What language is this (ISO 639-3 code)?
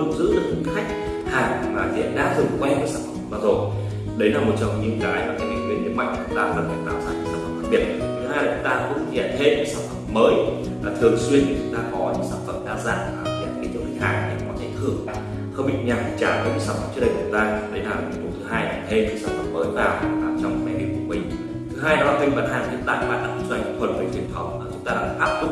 vie